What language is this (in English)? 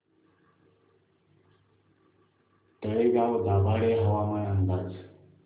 Marathi